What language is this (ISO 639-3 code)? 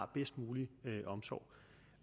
dan